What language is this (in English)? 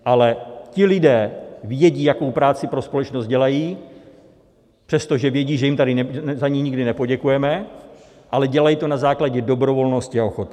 Czech